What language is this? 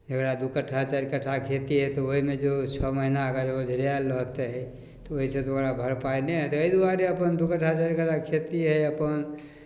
Maithili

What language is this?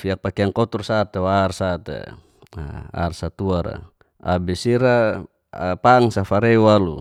Geser-Gorom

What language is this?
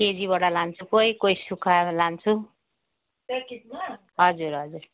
Nepali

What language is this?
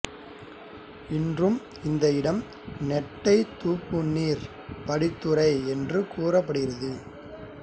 Tamil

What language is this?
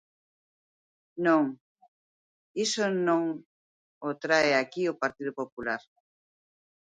Galician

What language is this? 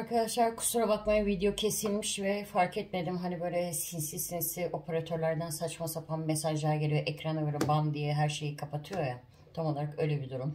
Turkish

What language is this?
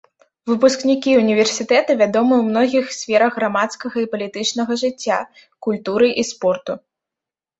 Belarusian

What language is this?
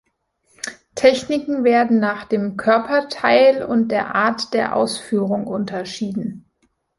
German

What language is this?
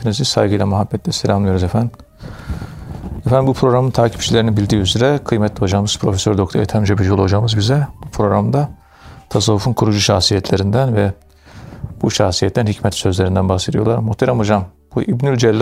Turkish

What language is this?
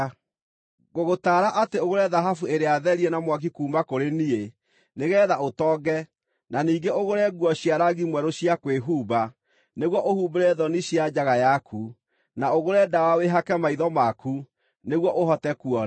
Kikuyu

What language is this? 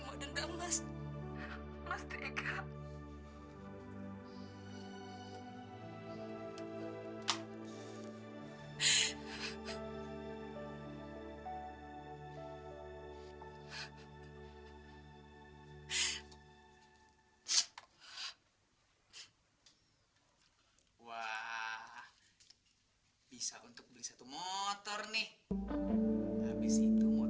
Indonesian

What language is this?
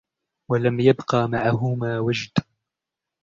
Arabic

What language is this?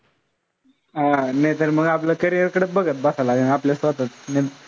Marathi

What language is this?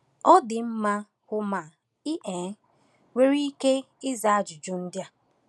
Igbo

